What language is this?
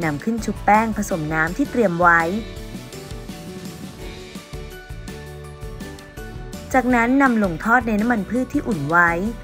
Thai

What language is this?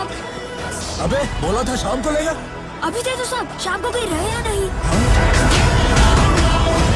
Hindi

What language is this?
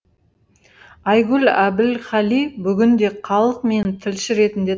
Kazakh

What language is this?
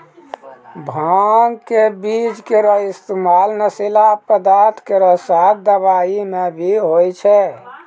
Maithili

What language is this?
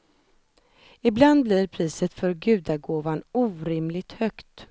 Swedish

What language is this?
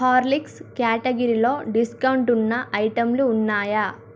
Telugu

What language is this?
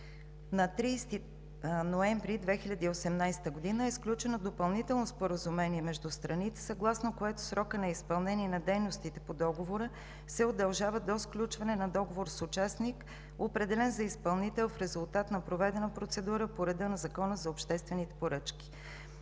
Bulgarian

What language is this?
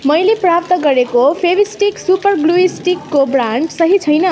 Nepali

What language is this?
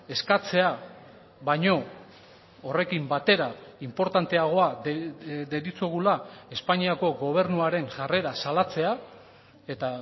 Basque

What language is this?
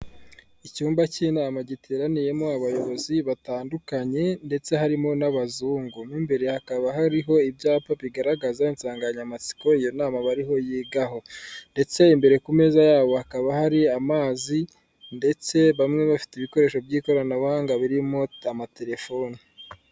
Kinyarwanda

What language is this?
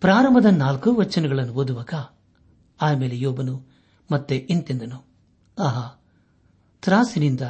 Kannada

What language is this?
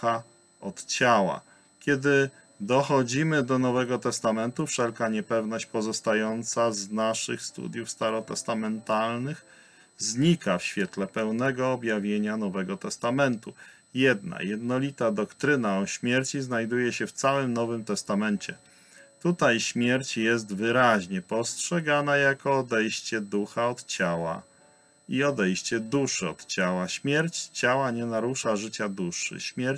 Polish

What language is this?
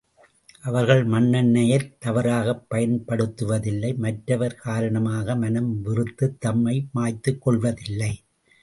Tamil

